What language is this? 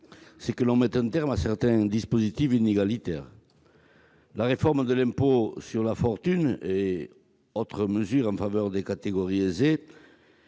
French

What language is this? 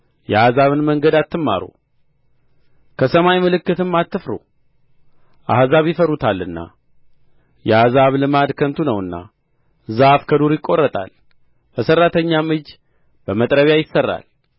Amharic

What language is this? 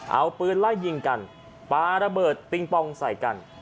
Thai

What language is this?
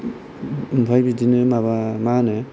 Bodo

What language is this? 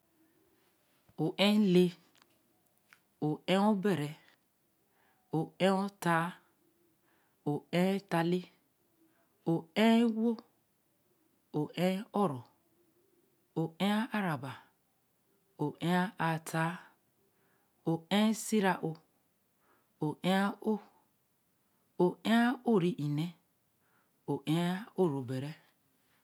Eleme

